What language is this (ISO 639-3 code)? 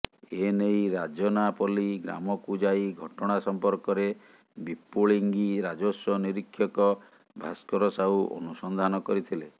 ori